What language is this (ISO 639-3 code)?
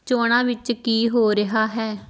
pan